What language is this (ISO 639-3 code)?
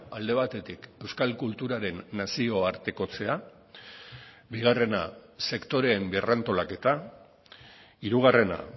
eus